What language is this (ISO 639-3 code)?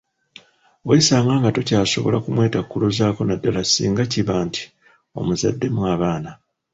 lug